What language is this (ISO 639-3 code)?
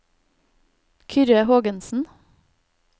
nor